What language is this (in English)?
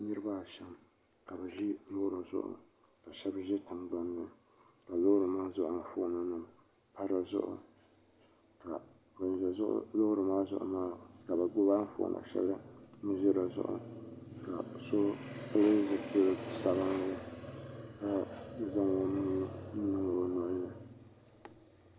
Dagbani